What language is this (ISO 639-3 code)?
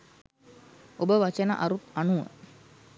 sin